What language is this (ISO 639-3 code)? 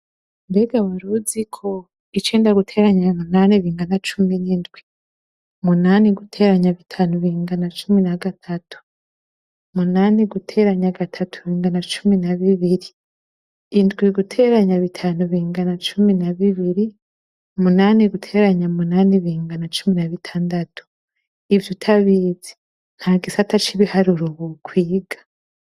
run